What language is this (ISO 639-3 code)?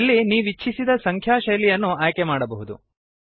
kan